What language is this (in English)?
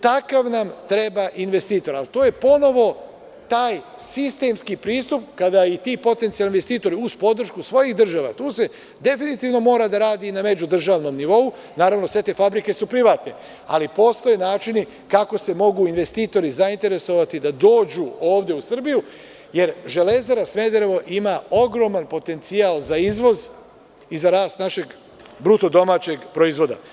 Serbian